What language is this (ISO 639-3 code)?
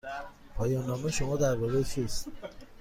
fas